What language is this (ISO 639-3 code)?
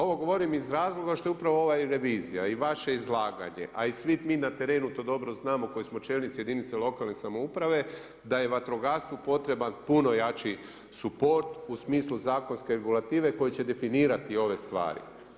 hrv